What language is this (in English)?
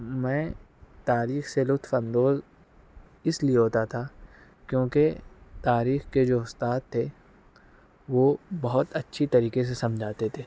Urdu